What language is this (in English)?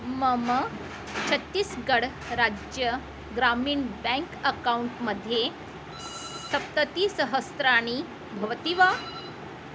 Sanskrit